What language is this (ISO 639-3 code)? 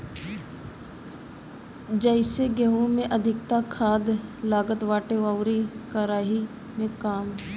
bho